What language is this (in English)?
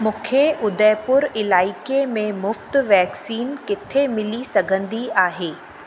Sindhi